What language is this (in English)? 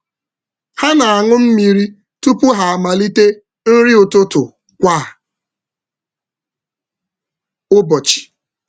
Igbo